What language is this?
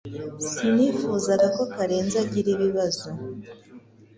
Kinyarwanda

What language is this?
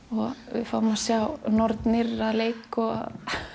Icelandic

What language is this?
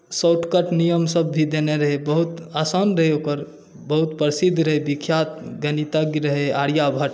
Maithili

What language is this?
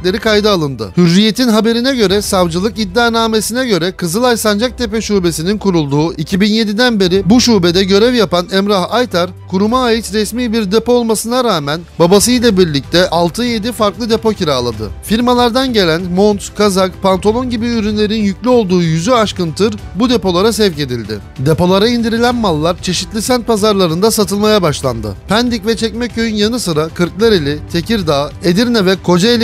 Turkish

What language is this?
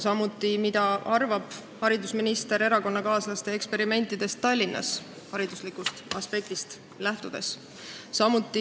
Estonian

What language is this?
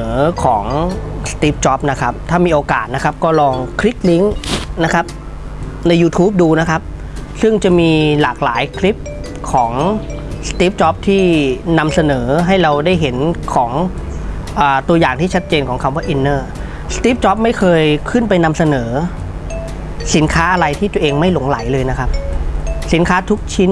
Thai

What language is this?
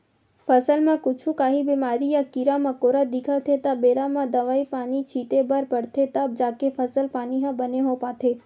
Chhattisgarhi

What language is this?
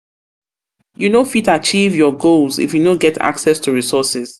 Nigerian Pidgin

